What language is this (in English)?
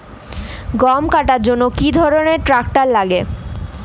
Bangla